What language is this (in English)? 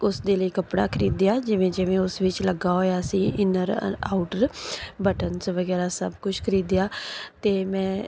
Punjabi